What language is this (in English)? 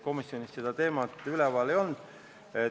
Estonian